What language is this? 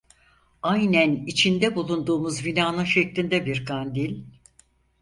Turkish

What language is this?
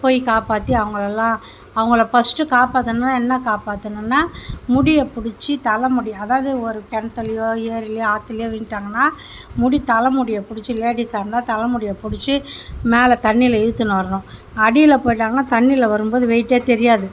Tamil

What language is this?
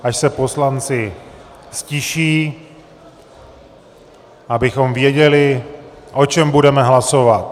Czech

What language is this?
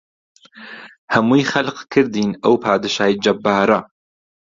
Central Kurdish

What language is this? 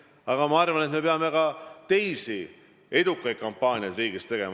Estonian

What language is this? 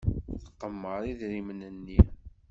Kabyle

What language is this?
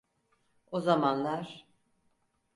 Turkish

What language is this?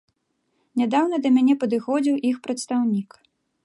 Belarusian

